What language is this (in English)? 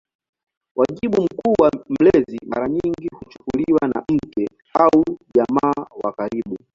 Swahili